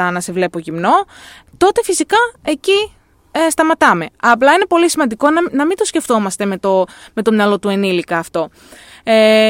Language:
Greek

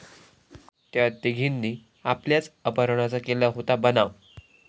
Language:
Marathi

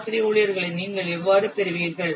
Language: Tamil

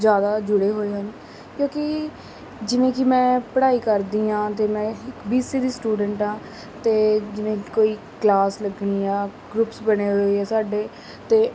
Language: Punjabi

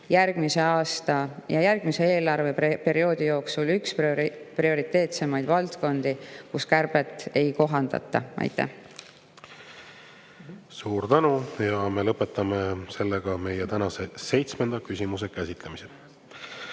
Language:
Estonian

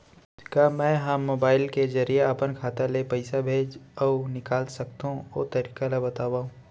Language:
Chhattisgarhi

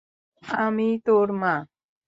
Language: Bangla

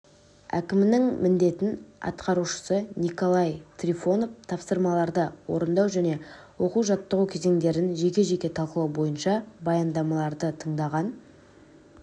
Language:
Kazakh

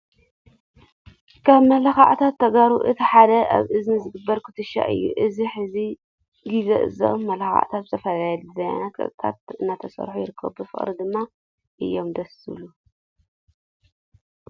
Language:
Tigrinya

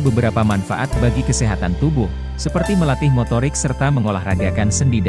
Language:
Indonesian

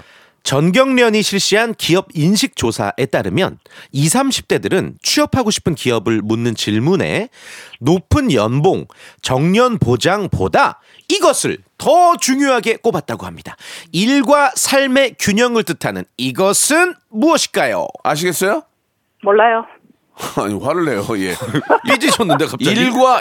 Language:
Korean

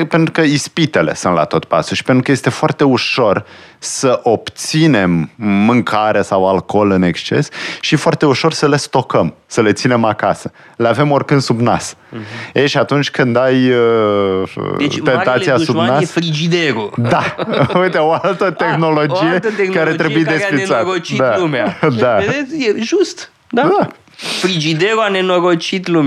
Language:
Romanian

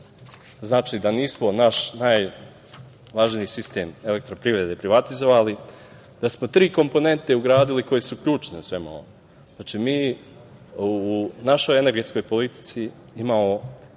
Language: Serbian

